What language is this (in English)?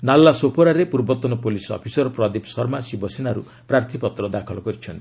Odia